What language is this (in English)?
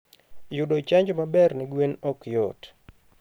Luo (Kenya and Tanzania)